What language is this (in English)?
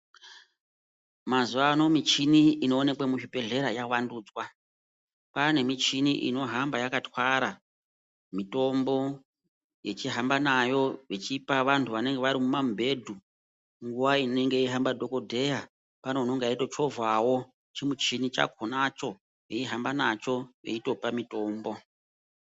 Ndau